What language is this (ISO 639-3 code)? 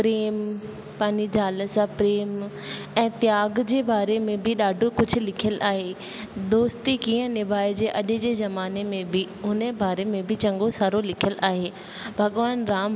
snd